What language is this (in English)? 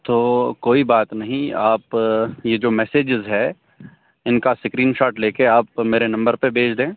Urdu